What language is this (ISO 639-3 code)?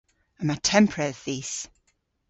cor